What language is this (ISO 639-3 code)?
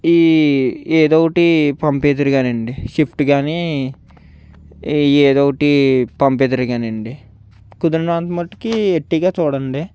tel